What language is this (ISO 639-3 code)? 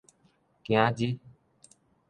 nan